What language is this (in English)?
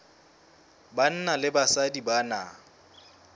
Southern Sotho